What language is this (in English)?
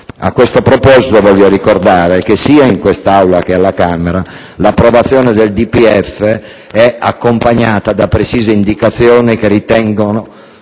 Italian